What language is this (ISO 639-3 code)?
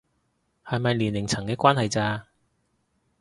yue